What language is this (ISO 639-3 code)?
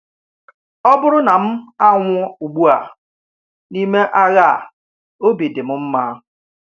ibo